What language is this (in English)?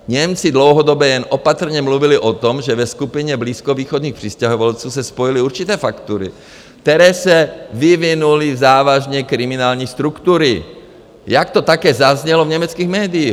Czech